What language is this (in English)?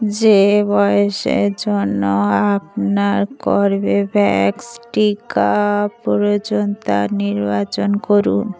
Bangla